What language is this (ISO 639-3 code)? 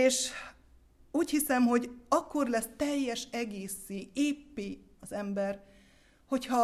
hun